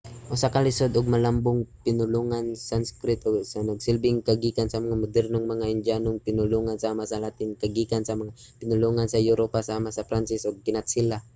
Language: Cebuano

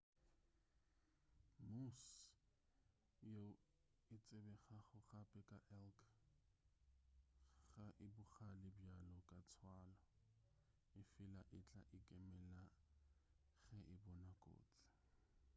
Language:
Northern Sotho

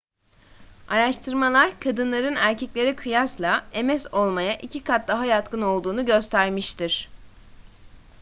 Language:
Turkish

